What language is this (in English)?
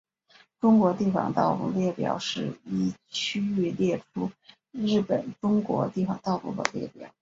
Chinese